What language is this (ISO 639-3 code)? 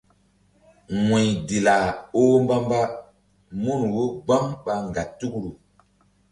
mdd